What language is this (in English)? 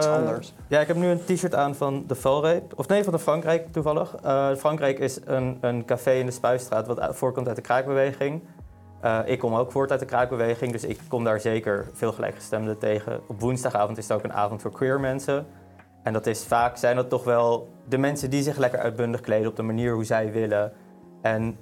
Dutch